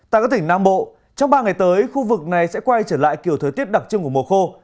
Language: Vietnamese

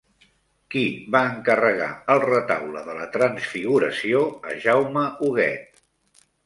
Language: Catalan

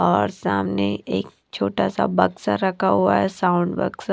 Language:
Hindi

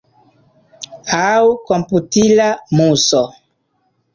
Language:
Esperanto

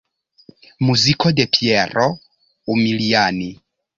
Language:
Esperanto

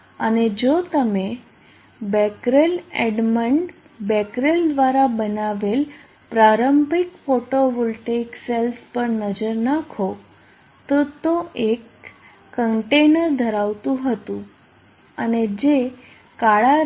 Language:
Gujarati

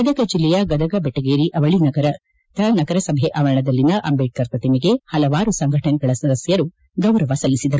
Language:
Kannada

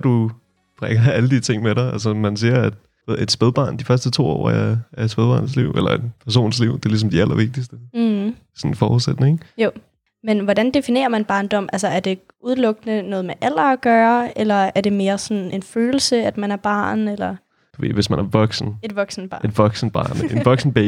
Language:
Danish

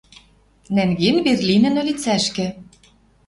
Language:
Western Mari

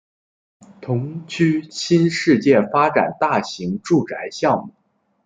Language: Chinese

